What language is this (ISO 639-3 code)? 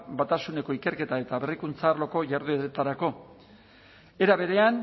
eus